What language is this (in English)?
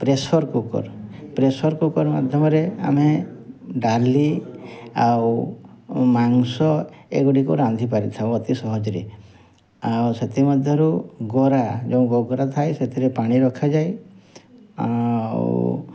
Odia